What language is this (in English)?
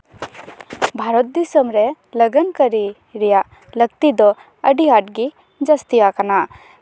Santali